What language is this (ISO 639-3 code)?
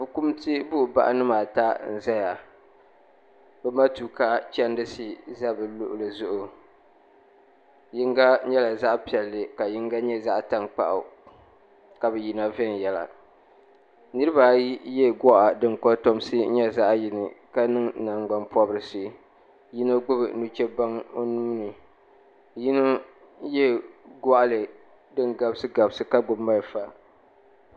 dag